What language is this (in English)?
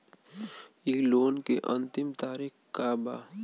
Bhojpuri